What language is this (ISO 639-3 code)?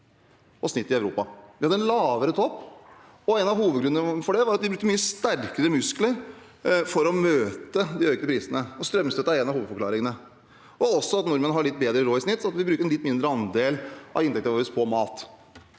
nor